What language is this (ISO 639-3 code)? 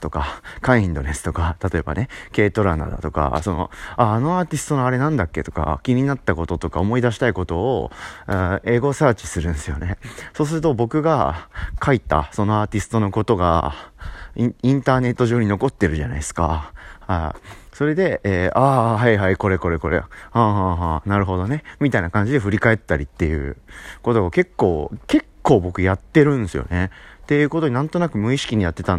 jpn